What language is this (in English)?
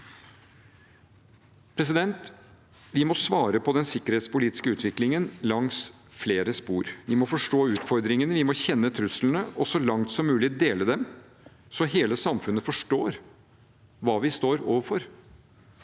Norwegian